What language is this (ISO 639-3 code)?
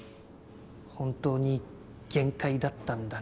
jpn